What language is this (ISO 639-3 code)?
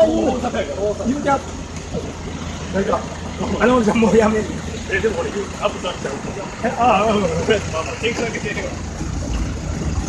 jpn